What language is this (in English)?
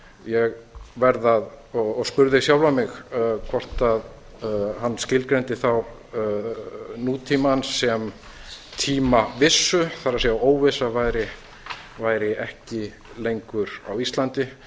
Icelandic